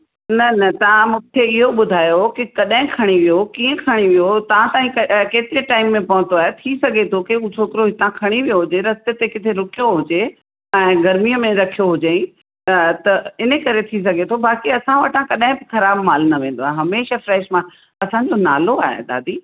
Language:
Sindhi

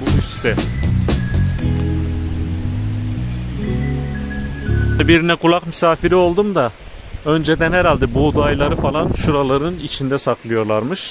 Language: Turkish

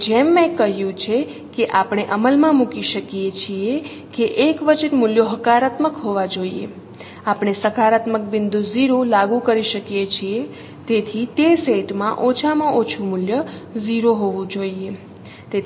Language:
Gujarati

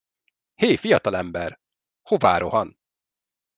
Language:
Hungarian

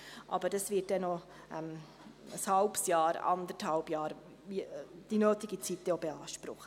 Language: Swiss German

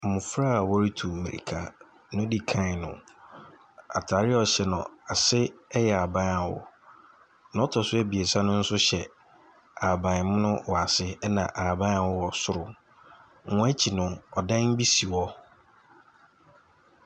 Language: Akan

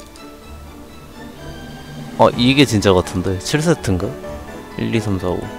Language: Korean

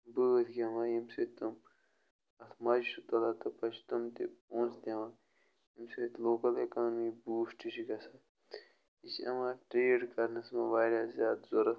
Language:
Kashmiri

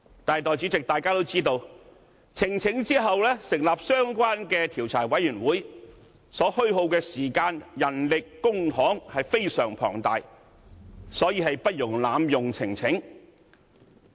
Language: Cantonese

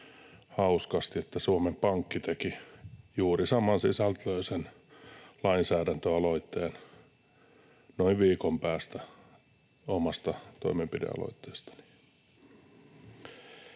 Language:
Finnish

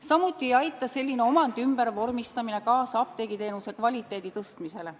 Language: Estonian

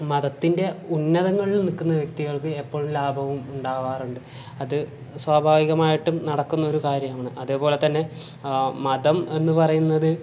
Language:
Malayalam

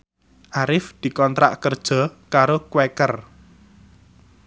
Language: Javanese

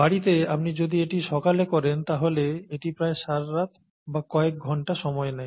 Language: Bangla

